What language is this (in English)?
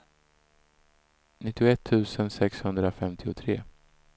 Swedish